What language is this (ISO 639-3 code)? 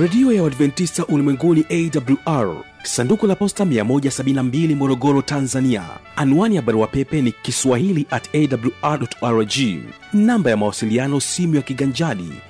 swa